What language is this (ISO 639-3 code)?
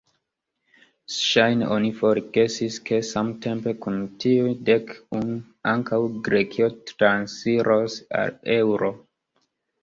epo